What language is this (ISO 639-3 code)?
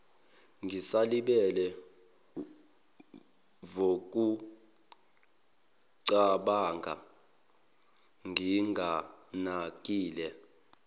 zul